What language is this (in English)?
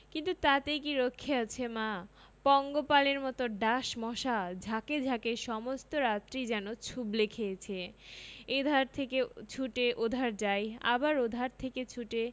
Bangla